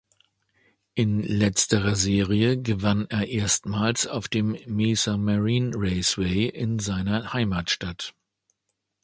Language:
German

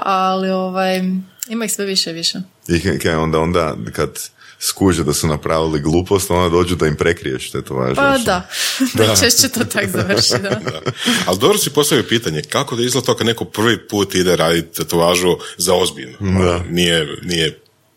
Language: Croatian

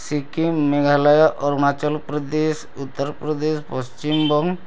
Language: Odia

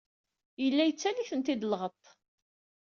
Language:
Kabyle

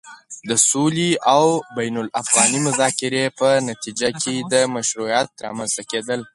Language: Pashto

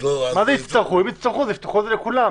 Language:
Hebrew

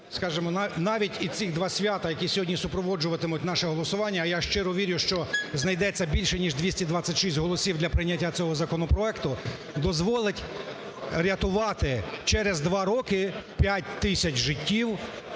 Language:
Ukrainian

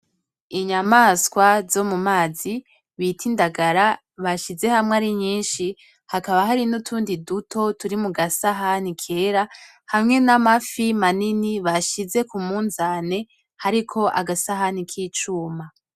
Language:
Rundi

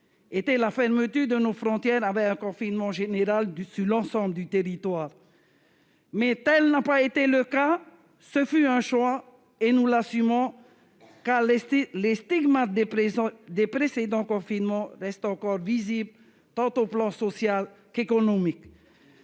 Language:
French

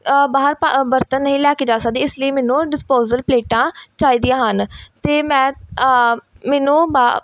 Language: Punjabi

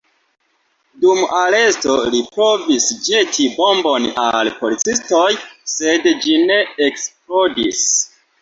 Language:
Esperanto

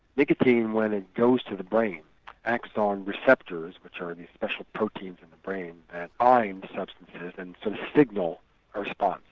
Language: English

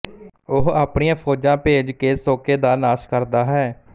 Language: Punjabi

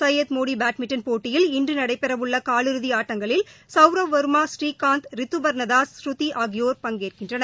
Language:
Tamil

